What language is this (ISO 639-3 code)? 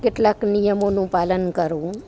guj